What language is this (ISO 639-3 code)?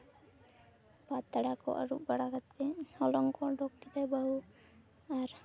sat